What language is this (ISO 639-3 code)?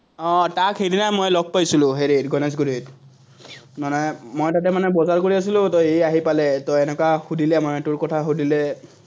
asm